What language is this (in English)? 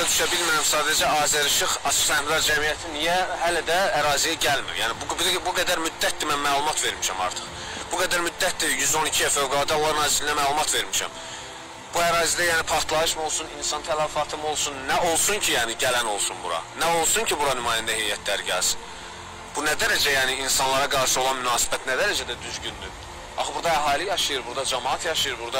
Turkish